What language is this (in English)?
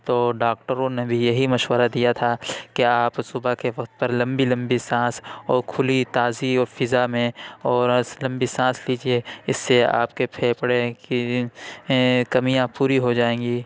Urdu